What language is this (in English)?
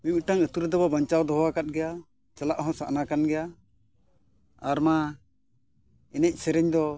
Santali